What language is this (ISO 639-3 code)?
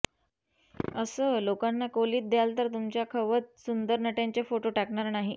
mar